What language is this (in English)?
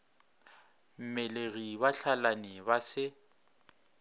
Northern Sotho